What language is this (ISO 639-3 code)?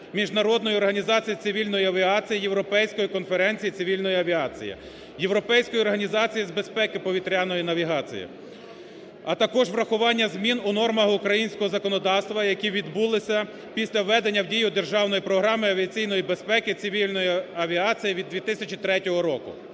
ukr